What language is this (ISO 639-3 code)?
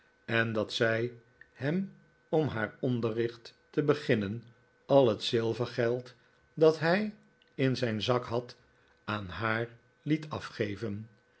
nld